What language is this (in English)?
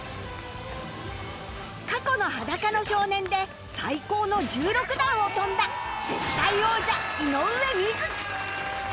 Japanese